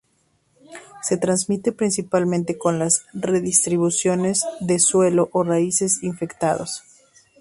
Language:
Spanish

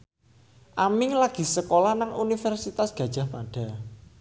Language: Javanese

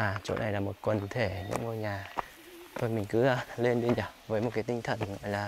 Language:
Vietnamese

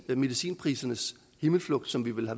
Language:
Danish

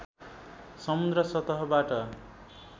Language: Nepali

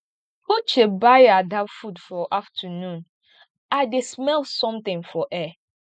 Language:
Nigerian Pidgin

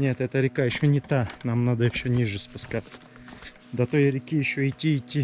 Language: Russian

